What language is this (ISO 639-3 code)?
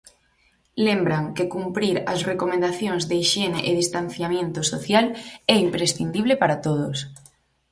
glg